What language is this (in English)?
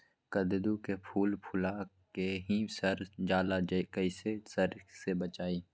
Magahi